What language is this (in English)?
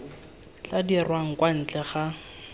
Tswana